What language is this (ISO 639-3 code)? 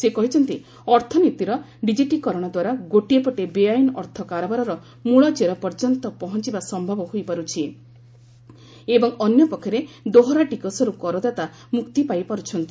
ori